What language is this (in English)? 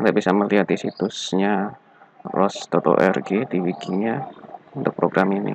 Indonesian